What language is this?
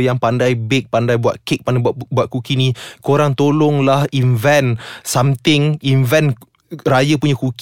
Malay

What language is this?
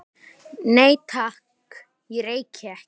Icelandic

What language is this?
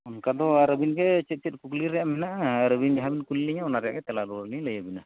Santali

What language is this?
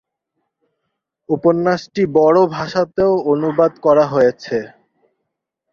Bangla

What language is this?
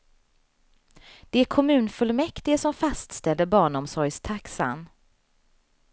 Swedish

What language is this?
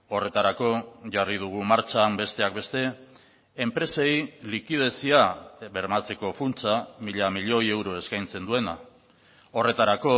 Basque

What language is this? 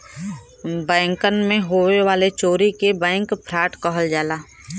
Bhojpuri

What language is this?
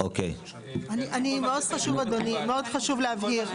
Hebrew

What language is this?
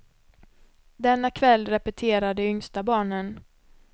Swedish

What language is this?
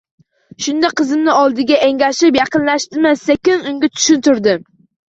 Uzbek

